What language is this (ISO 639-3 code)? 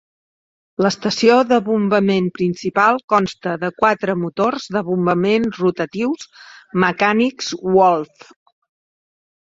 cat